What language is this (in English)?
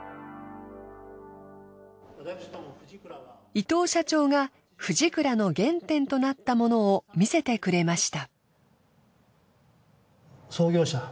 Japanese